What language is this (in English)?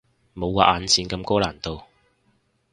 Cantonese